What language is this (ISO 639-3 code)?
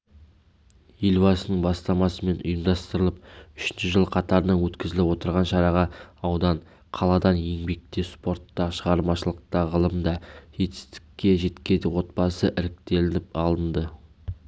kaz